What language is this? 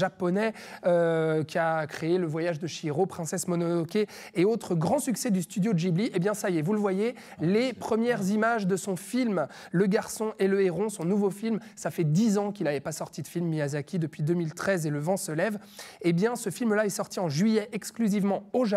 French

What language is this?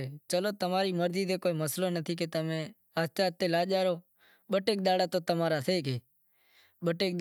Wadiyara Koli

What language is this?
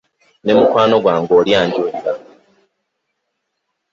Ganda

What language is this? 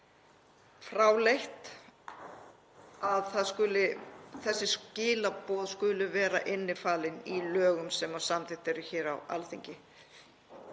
Icelandic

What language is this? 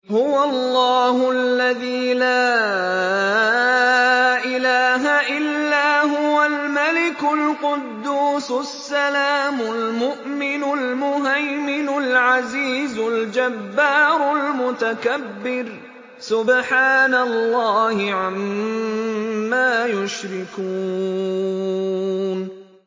Arabic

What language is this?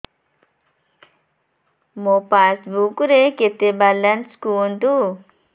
Odia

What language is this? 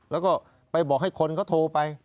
Thai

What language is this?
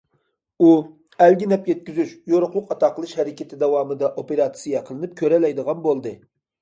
Uyghur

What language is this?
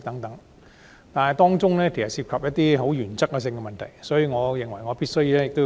Cantonese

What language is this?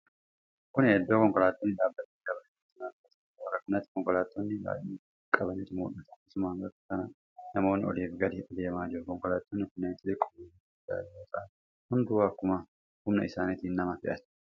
Oromo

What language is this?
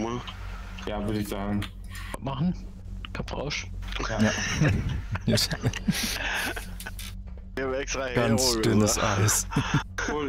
German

